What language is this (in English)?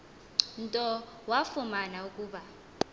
Xhosa